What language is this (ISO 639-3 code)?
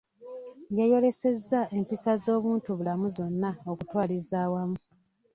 lug